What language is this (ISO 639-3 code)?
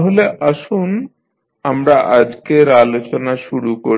ben